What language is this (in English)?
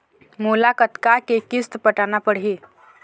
Chhattisgarhi